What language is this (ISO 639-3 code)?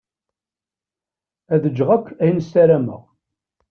kab